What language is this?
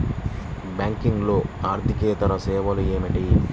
Telugu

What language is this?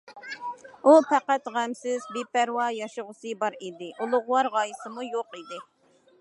Uyghur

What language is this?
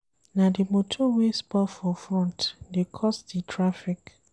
Nigerian Pidgin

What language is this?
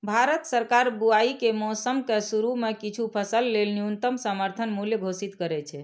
Maithili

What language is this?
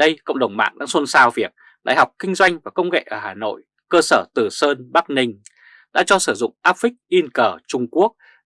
Vietnamese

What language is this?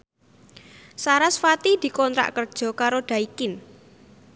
Javanese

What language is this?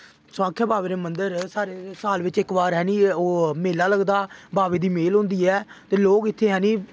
Dogri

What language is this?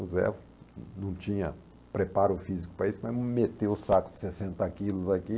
Portuguese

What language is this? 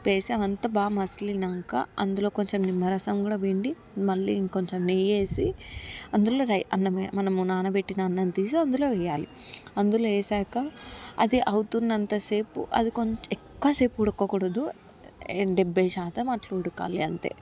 Telugu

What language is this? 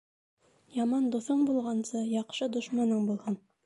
Bashkir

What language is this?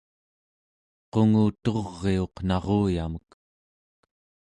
Central Yupik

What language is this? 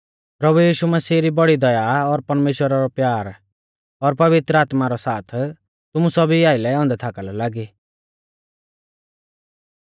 Mahasu Pahari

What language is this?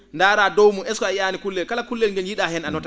Fula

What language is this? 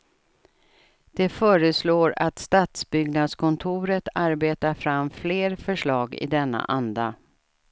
Swedish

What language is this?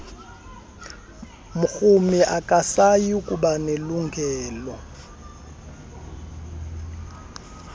Xhosa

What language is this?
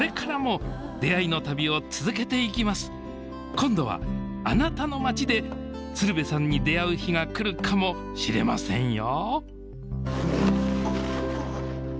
Japanese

